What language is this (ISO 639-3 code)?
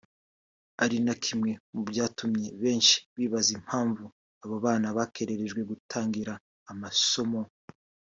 kin